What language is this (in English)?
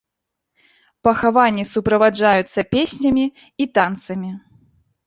Belarusian